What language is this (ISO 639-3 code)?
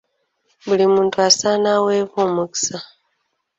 lug